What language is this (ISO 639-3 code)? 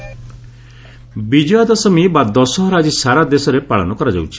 ori